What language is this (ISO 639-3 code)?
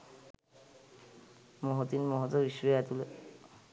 sin